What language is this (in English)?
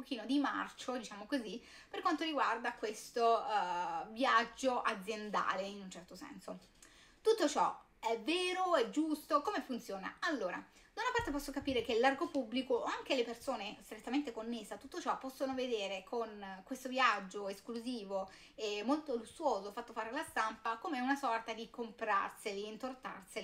Italian